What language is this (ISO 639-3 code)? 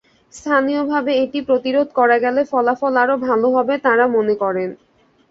ben